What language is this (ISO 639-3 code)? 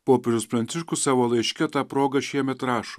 lit